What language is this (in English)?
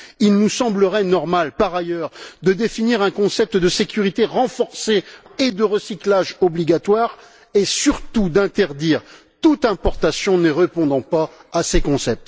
French